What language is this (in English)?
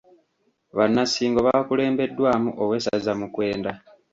Ganda